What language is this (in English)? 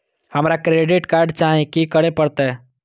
Maithili